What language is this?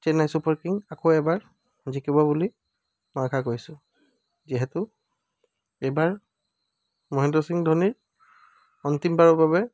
Assamese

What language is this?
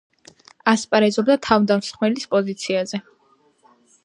Georgian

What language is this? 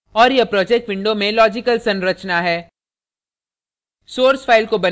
Hindi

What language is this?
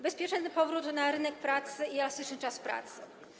Polish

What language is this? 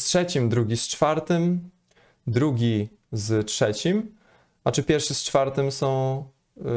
Polish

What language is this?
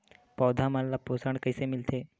Chhattisgarhi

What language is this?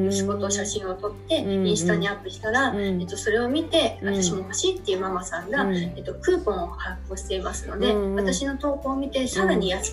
Japanese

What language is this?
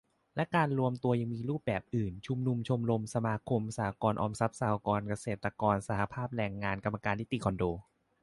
Thai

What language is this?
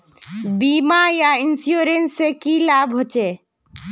Magahi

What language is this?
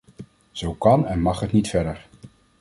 Dutch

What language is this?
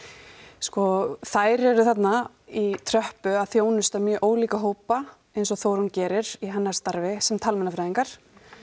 Icelandic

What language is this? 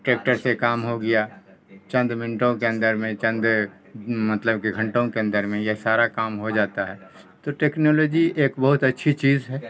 Urdu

